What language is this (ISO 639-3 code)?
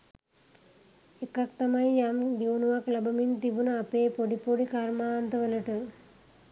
sin